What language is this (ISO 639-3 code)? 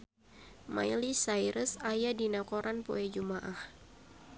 sun